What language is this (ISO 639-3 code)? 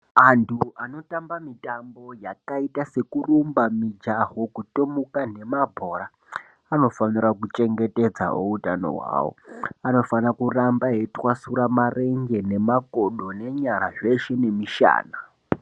ndc